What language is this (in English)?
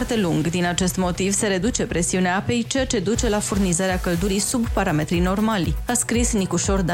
Romanian